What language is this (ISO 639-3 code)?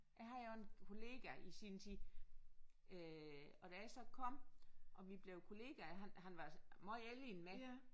dan